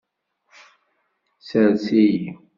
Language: Kabyle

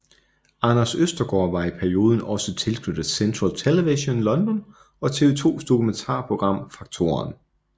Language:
Danish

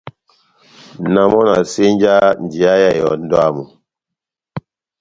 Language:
Batanga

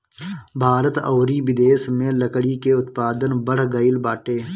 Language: Bhojpuri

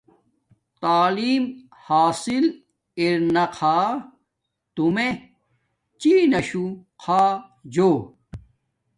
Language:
Domaaki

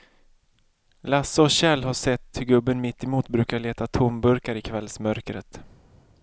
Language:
Swedish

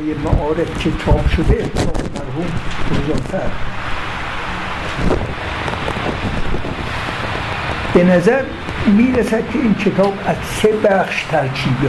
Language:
Persian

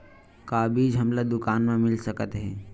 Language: Chhattisgarhi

